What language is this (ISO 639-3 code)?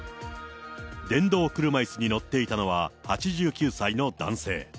jpn